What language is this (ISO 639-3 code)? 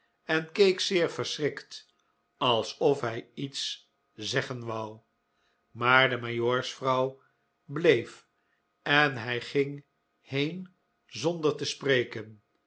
nld